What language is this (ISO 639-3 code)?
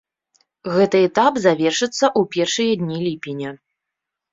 bel